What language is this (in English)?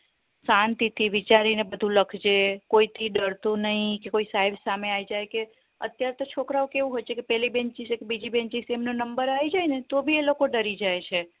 Gujarati